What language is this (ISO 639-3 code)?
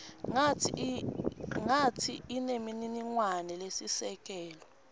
ssw